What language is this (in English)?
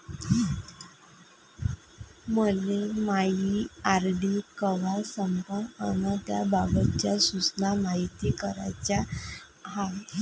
Marathi